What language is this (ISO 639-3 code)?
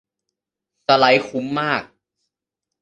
tha